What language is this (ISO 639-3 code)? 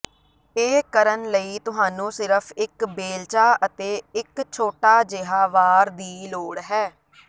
pan